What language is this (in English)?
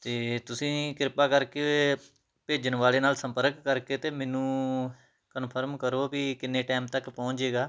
Punjabi